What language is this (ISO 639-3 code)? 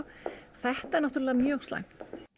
isl